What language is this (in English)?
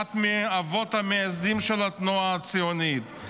Hebrew